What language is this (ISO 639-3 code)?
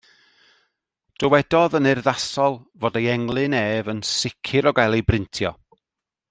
cym